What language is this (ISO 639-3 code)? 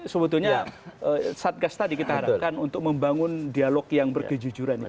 ind